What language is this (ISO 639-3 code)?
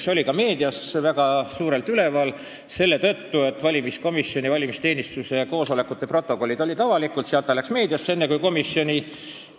est